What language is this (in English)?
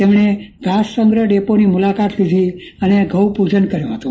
Gujarati